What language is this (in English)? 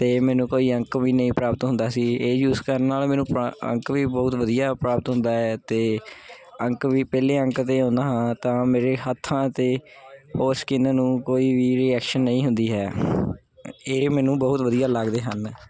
Punjabi